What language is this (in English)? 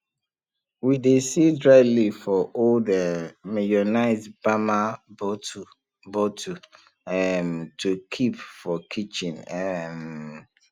Nigerian Pidgin